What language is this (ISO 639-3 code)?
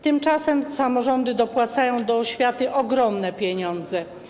pol